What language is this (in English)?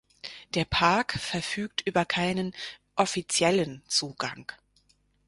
German